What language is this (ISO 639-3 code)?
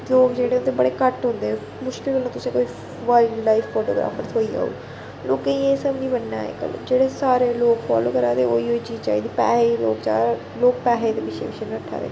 doi